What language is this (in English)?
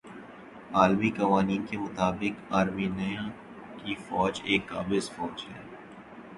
Urdu